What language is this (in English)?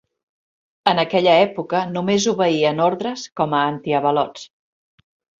Catalan